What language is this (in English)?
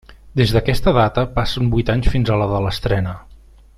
Catalan